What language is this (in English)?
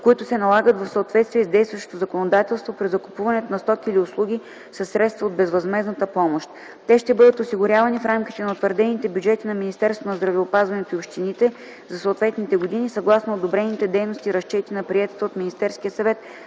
Bulgarian